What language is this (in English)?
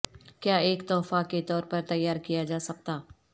Urdu